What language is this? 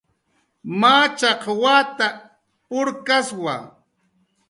Jaqaru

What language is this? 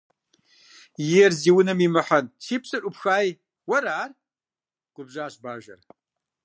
Kabardian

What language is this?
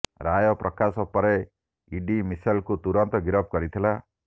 Odia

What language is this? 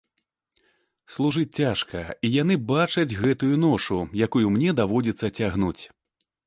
Belarusian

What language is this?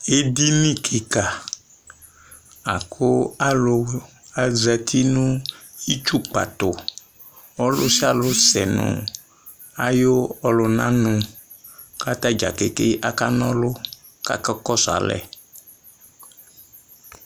Ikposo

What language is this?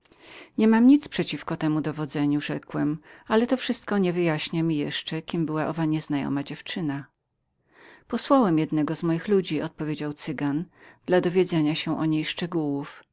Polish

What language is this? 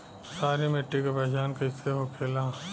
Bhojpuri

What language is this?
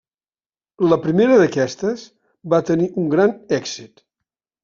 Catalan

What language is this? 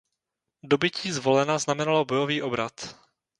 Czech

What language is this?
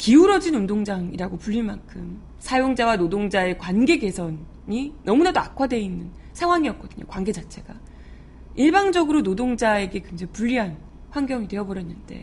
Korean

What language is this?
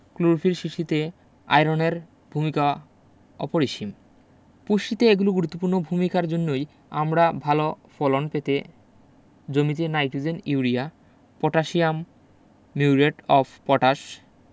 Bangla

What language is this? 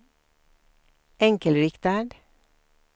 Swedish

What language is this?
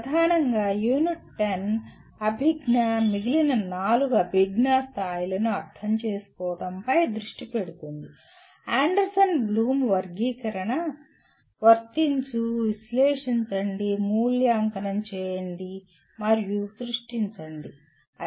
Telugu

